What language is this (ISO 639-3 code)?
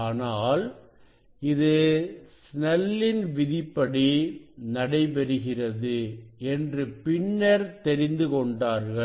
tam